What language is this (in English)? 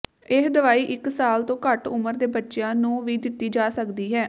Punjabi